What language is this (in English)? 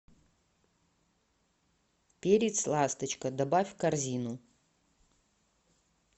Russian